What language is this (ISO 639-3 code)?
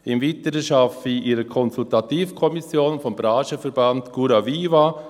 gsw